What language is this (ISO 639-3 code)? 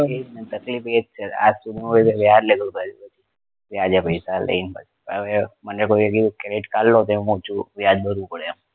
guj